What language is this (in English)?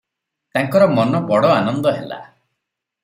Odia